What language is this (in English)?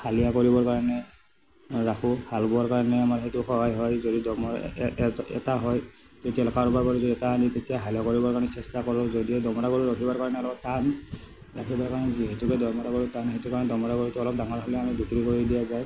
Assamese